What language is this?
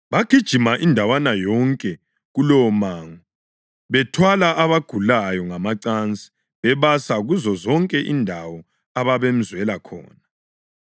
North Ndebele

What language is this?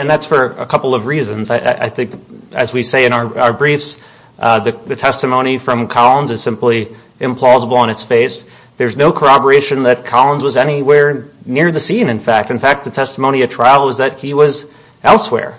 English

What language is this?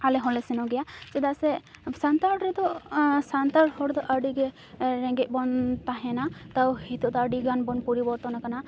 Santali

